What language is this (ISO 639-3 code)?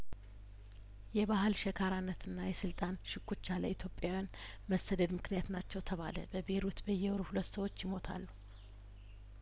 amh